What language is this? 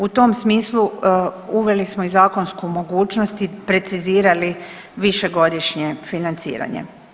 Croatian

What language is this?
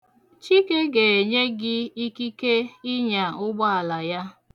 Igbo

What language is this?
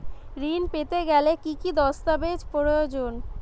Bangla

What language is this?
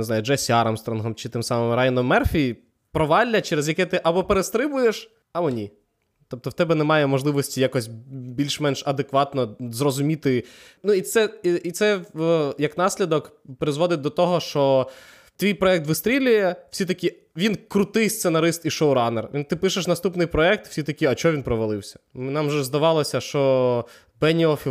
Ukrainian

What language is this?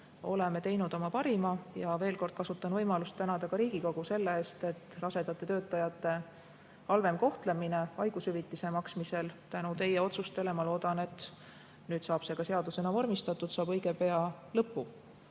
Estonian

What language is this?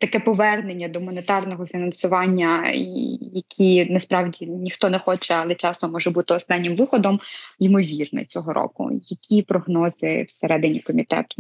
Ukrainian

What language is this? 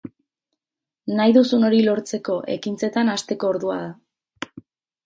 Basque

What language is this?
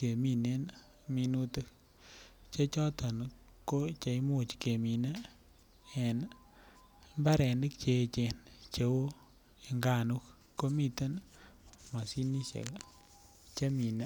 Kalenjin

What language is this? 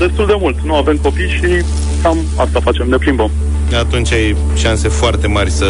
Romanian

